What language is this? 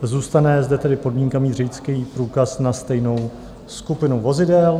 Czech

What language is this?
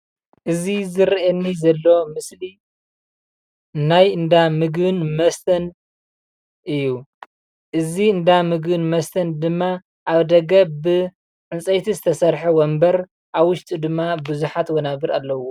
Tigrinya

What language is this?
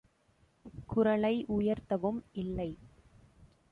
Tamil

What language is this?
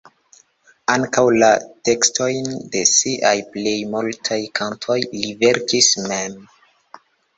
Esperanto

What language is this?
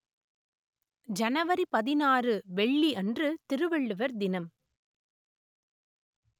Tamil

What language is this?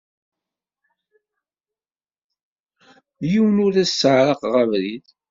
Kabyle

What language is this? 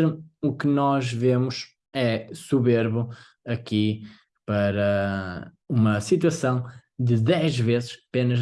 Portuguese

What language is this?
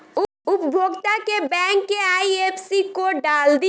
Bhojpuri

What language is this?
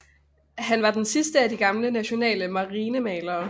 Danish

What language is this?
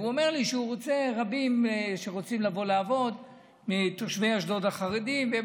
Hebrew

